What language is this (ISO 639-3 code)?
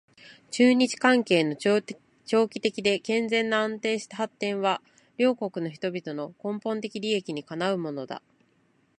jpn